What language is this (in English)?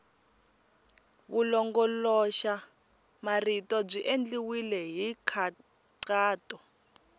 Tsonga